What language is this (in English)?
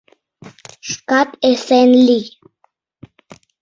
Mari